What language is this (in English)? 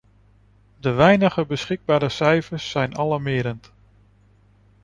Dutch